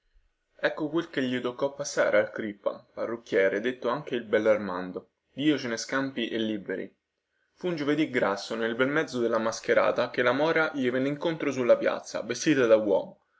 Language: Italian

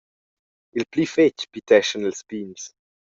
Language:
Romansh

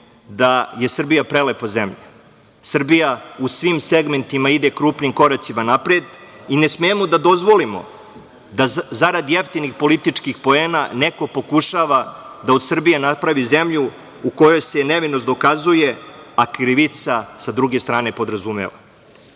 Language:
Serbian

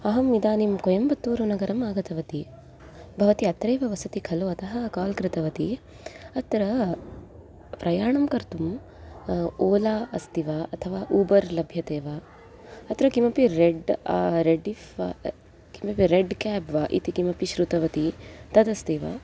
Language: Sanskrit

